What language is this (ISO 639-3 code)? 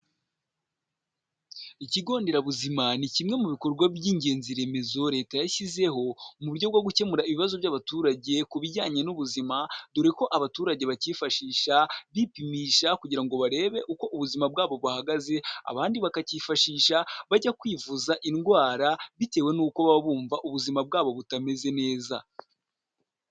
kin